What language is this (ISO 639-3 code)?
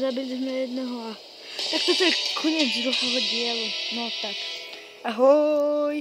slk